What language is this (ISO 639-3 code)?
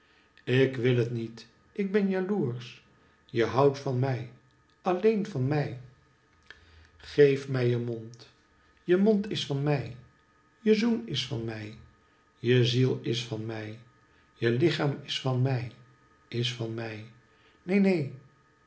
nld